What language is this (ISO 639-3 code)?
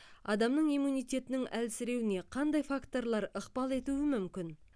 kaz